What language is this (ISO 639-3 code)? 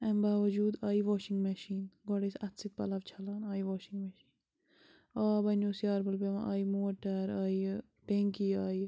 kas